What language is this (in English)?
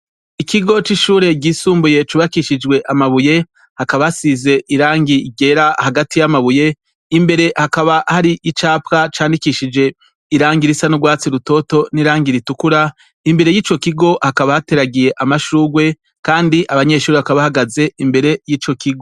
Rundi